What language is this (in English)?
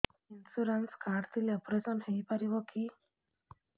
Odia